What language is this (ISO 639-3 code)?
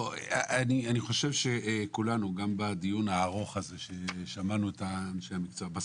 heb